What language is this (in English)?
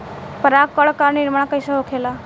Bhojpuri